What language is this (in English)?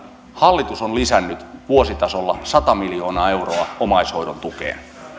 Finnish